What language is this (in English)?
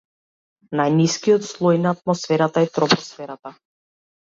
Macedonian